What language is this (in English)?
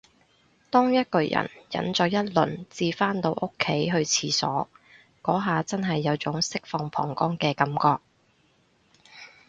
Cantonese